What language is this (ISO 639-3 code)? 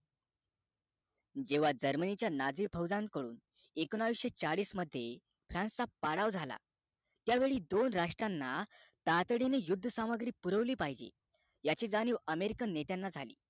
mar